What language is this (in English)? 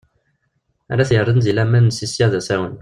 Kabyle